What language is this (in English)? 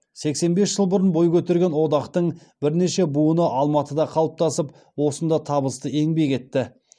Kazakh